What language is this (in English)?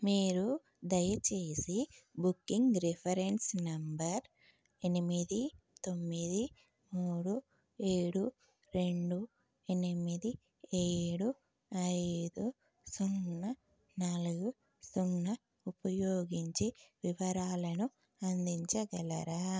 Telugu